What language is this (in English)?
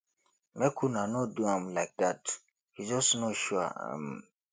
Nigerian Pidgin